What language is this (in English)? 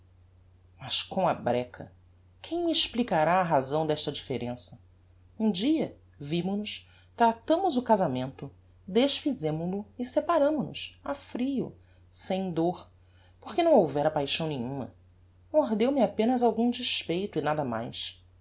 Portuguese